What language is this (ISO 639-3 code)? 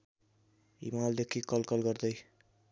nep